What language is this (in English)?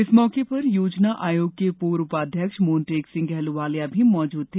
Hindi